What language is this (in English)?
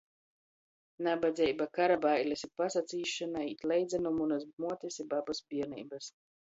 Latgalian